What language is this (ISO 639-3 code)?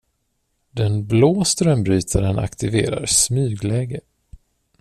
swe